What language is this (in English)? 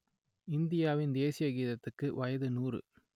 Tamil